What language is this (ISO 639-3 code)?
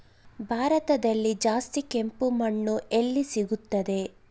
kan